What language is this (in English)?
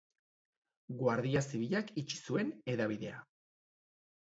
Basque